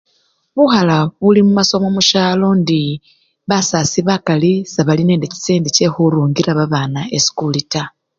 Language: Luyia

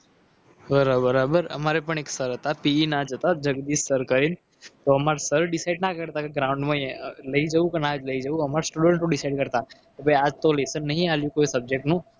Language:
Gujarati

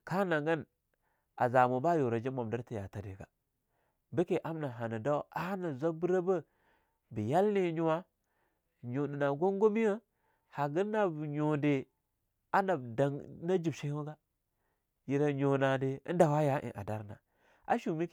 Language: Longuda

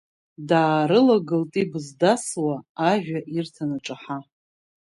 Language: Abkhazian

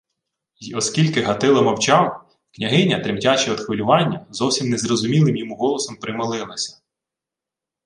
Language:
Ukrainian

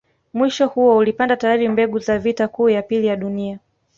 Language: Swahili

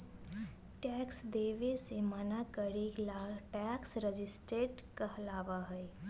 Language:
Magahi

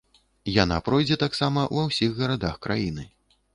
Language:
Belarusian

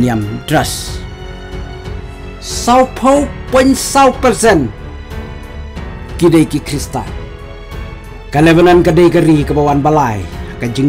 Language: Indonesian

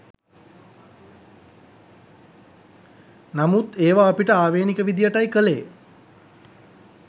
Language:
Sinhala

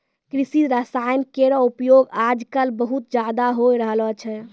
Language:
Maithili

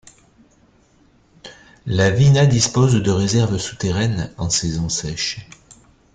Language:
French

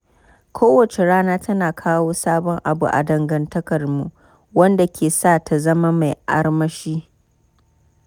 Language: Hausa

